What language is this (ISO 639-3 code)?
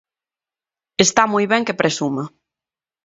glg